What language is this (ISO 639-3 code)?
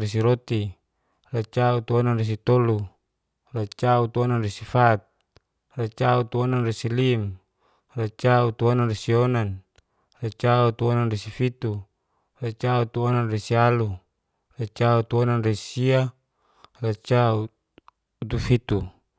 ges